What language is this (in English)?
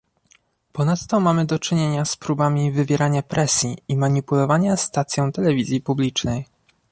Polish